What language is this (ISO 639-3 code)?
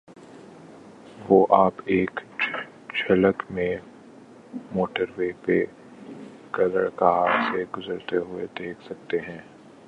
urd